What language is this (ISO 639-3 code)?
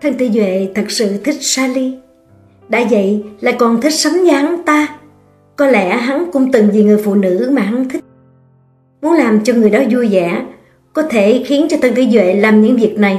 vie